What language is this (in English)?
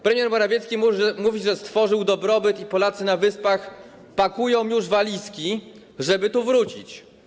Polish